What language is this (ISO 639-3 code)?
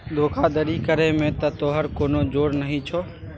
mai